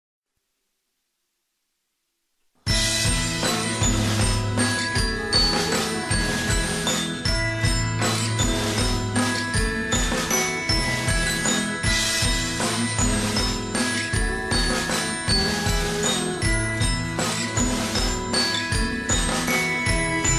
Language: Japanese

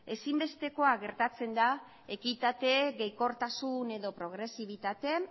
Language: Basque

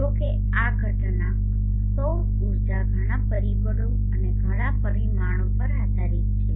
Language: Gujarati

